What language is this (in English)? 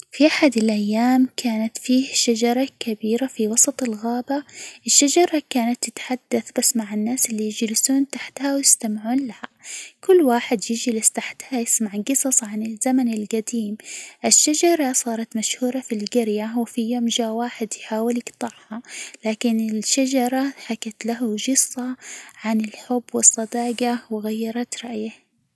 Hijazi Arabic